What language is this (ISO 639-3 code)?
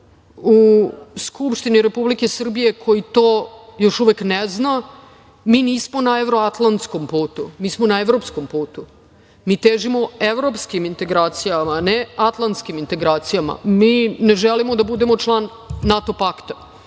srp